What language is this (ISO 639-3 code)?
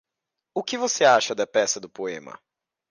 por